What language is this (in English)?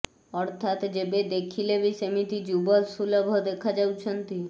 Odia